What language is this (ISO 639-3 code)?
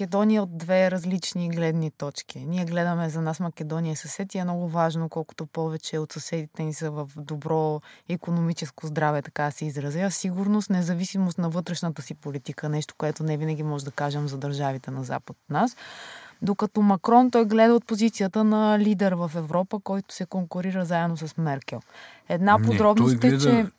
bul